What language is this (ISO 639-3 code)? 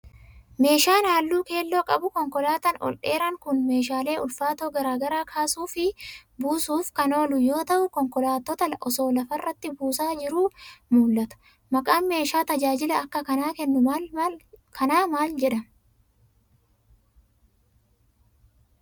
orm